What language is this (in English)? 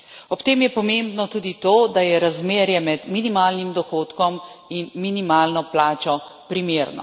Slovenian